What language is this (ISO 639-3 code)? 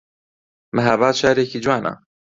ckb